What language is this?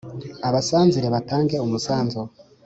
Kinyarwanda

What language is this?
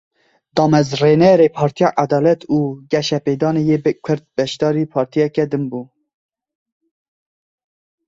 Kurdish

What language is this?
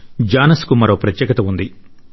Telugu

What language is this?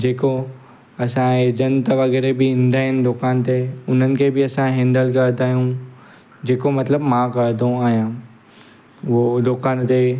Sindhi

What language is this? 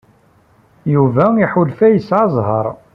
Kabyle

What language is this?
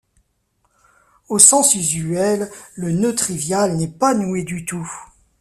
French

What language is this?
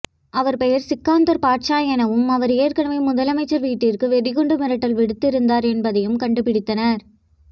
Tamil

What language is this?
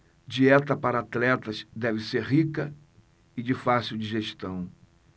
Portuguese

